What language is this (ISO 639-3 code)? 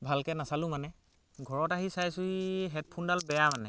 asm